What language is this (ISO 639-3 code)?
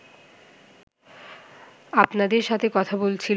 ben